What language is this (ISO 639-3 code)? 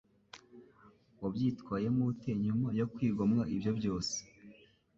kin